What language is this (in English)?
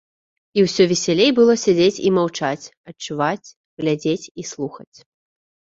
Belarusian